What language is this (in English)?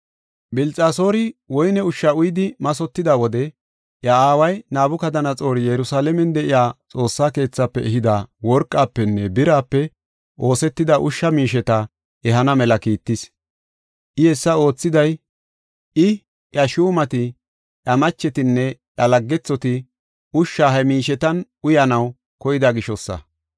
Gofa